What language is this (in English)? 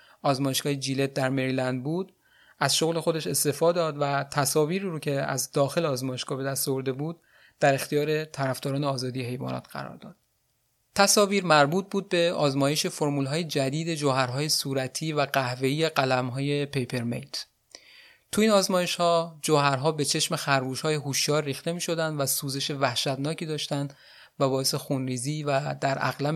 Persian